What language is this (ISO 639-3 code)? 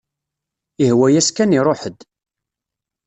kab